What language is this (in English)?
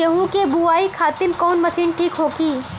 Bhojpuri